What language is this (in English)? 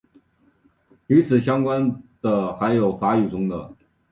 Chinese